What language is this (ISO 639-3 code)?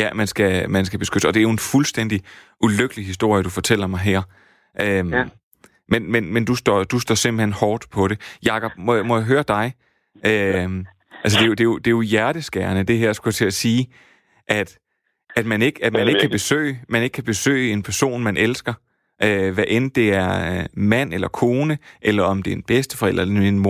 dan